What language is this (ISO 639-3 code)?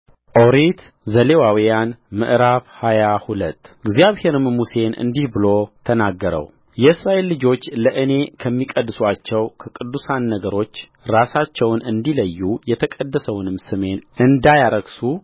amh